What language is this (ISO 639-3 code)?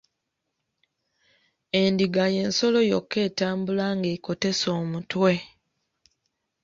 lug